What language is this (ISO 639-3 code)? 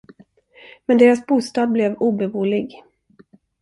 swe